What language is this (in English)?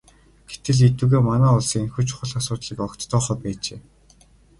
Mongolian